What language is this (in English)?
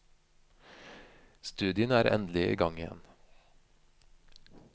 Norwegian